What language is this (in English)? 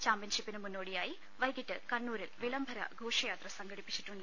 Malayalam